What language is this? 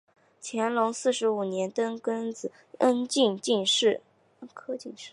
Chinese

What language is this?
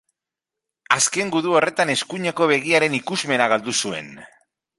Basque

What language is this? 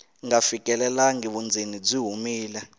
Tsonga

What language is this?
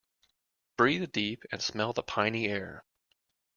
English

